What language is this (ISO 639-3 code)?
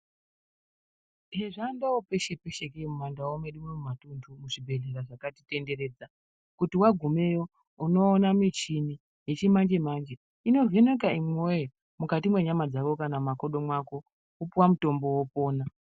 ndc